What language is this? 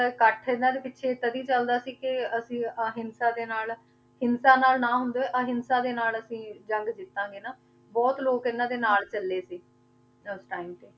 Punjabi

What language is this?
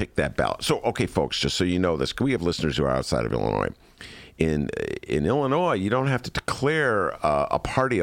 English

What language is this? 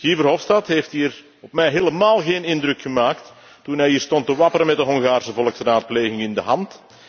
Dutch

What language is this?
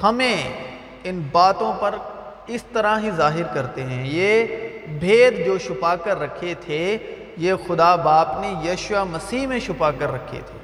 Urdu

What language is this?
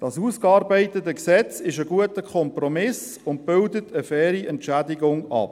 Swiss German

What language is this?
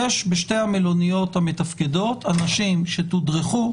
Hebrew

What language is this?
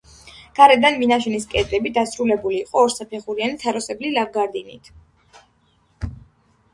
Georgian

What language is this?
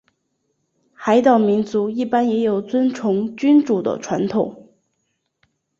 Chinese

